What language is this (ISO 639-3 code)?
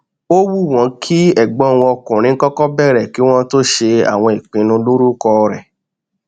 yor